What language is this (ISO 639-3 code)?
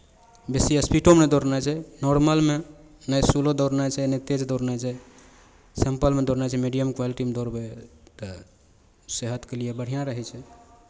mai